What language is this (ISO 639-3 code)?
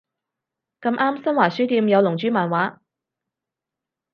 yue